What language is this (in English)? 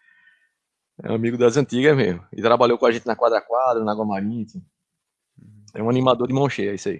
Portuguese